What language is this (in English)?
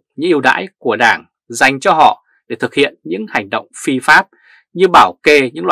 Vietnamese